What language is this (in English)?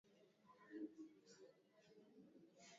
Swahili